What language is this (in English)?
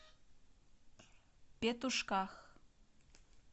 Russian